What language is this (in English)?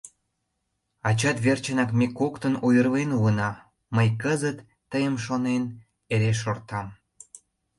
Mari